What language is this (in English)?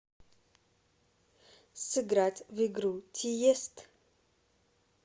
Russian